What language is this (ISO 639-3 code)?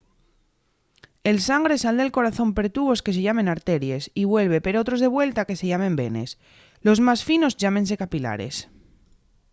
ast